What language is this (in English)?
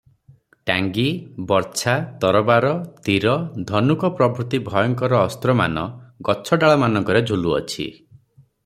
Odia